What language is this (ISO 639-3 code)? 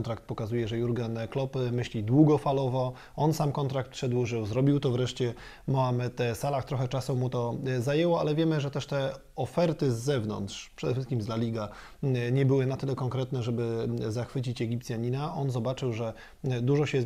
pol